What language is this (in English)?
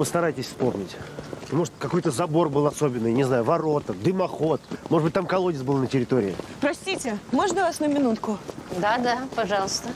Russian